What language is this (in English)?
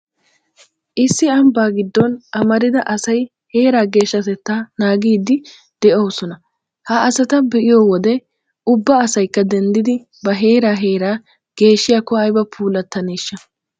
Wolaytta